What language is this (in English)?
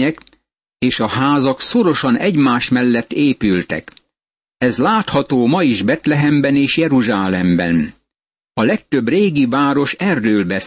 Hungarian